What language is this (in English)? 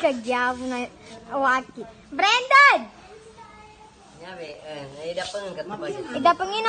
Indonesian